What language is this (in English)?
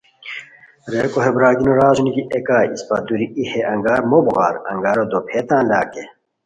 Khowar